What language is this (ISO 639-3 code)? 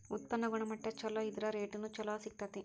kan